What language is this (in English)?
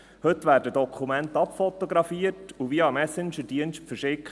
Swiss German